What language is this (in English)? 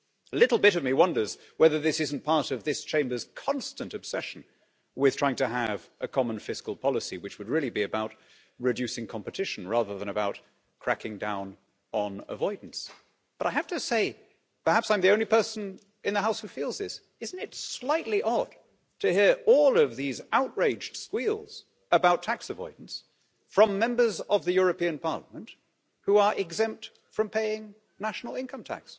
English